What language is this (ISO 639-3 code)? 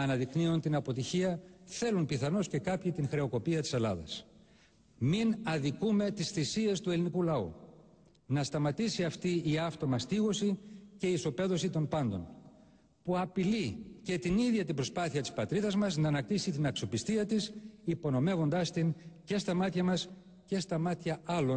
ell